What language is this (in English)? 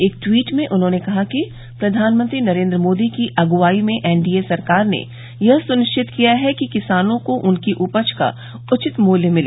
Hindi